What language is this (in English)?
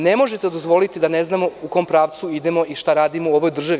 Serbian